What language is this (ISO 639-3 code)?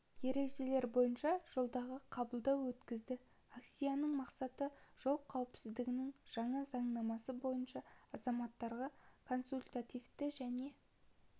kaz